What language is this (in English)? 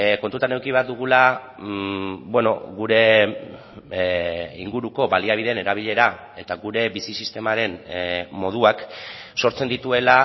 Basque